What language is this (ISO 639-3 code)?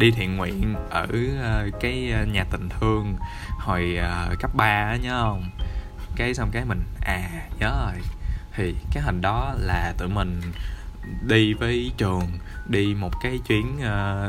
vie